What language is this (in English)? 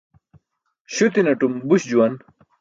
Burushaski